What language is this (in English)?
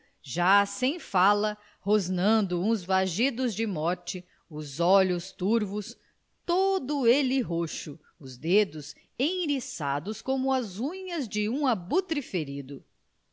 Portuguese